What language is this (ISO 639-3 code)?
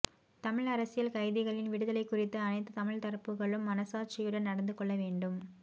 tam